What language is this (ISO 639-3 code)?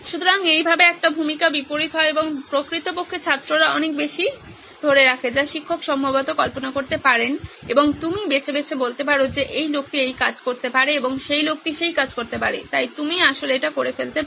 ben